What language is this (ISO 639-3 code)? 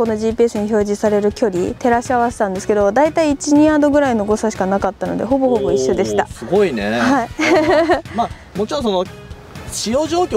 jpn